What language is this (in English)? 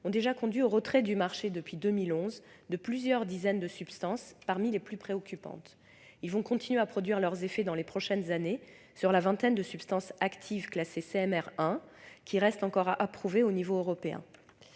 French